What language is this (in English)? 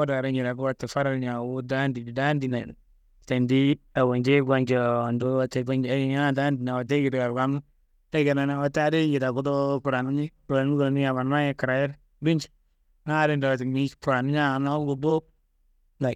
Kanembu